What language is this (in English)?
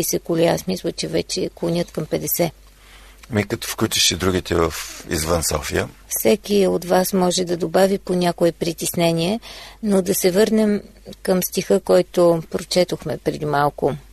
Bulgarian